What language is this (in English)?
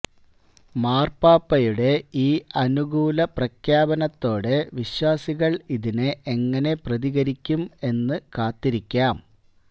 Malayalam